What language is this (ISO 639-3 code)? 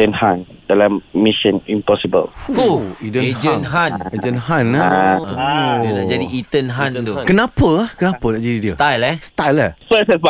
msa